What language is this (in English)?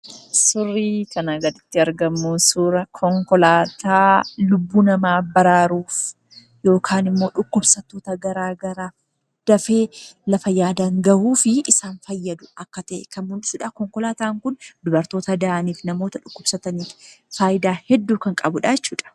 Oromo